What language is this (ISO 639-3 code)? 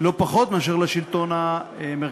heb